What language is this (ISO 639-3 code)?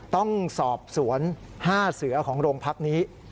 tha